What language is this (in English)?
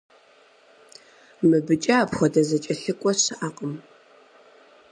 Kabardian